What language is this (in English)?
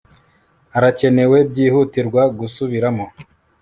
Kinyarwanda